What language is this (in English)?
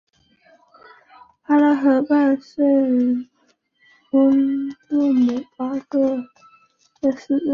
Chinese